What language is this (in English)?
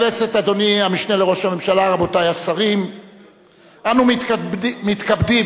Hebrew